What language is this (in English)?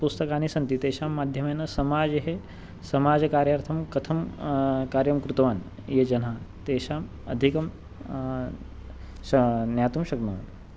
Sanskrit